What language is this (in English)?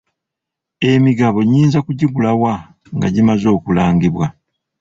Ganda